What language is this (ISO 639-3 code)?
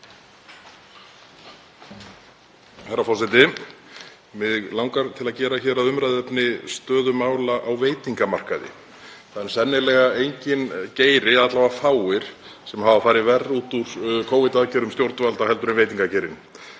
isl